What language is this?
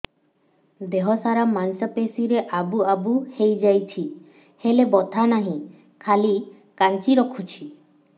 Odia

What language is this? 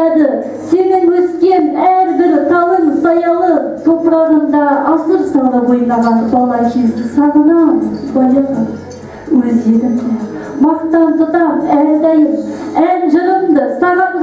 Turkish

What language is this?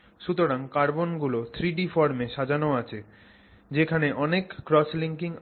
Bangla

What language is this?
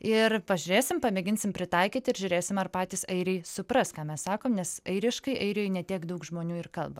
Lithuanian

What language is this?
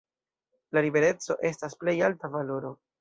Esperanto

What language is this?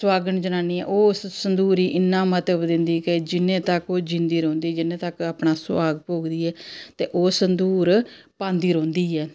Dogri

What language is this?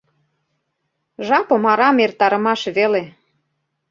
Mari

